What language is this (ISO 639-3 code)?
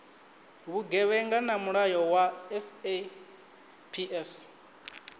ven